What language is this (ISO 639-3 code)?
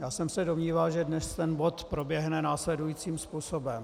ces